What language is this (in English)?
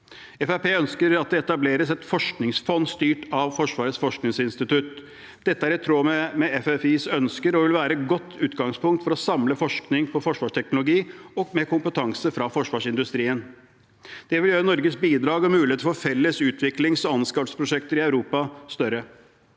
Norwegian